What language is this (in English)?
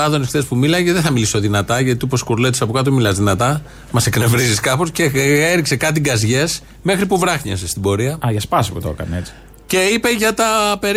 Greek